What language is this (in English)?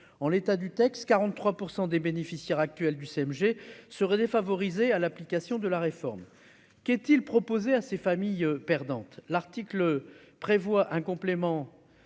French